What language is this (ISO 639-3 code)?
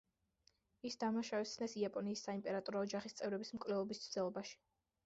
kat